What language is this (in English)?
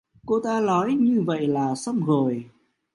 Vietnamese